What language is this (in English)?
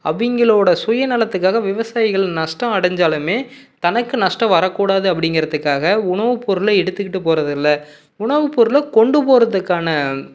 Tamil